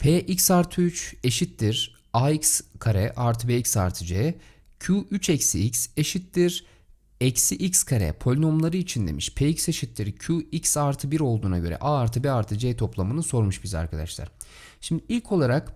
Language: Turkish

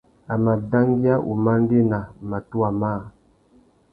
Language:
Tuki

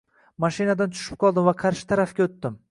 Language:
Uzbek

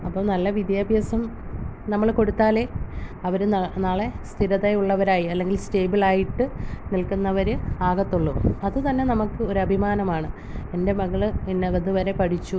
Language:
Malayalam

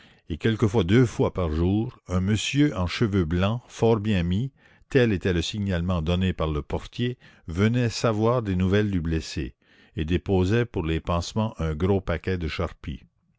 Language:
French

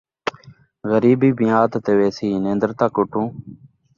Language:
Saraiki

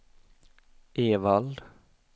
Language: Swedish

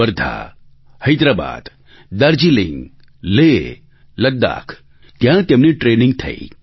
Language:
Gujarati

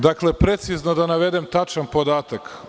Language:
Serbian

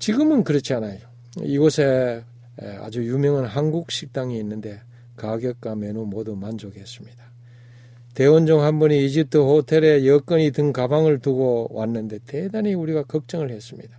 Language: Korean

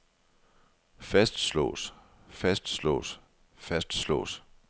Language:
Danish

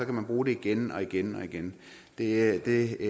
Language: Danish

